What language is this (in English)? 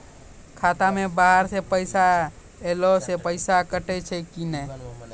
Maithili